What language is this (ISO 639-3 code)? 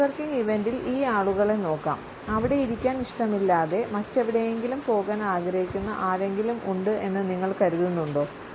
mal